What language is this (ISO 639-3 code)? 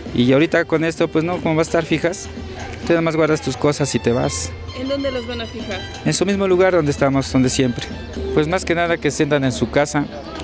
spa